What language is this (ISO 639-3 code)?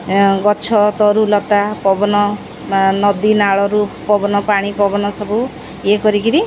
ori